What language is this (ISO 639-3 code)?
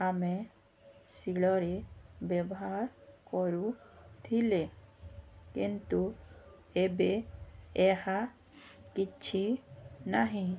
ori